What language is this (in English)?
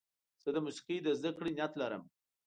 Pashto